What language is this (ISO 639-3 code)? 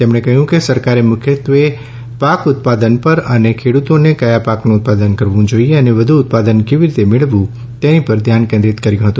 guj